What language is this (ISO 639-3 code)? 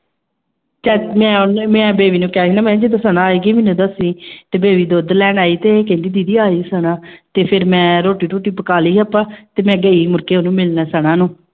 pan